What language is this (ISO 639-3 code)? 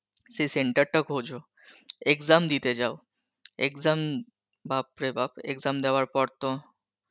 ben